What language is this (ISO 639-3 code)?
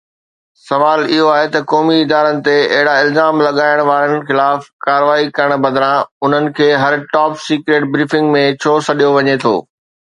snd